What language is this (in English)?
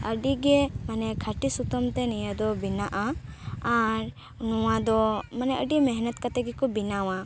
Santali